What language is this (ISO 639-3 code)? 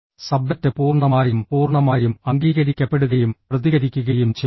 mal